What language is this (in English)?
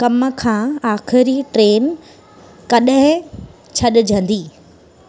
Sindhi